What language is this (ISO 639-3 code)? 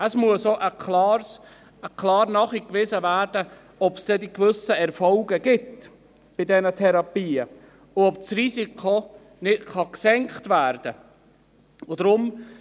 gsw